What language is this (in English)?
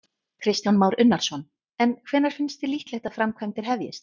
Icelandic